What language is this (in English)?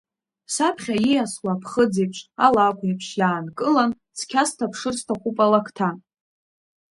Abkhazian